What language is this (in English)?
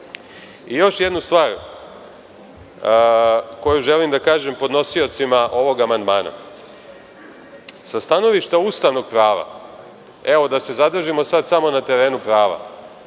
Serbian